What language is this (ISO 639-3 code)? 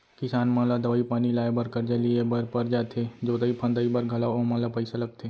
hne